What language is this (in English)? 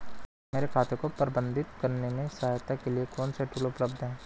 Hindi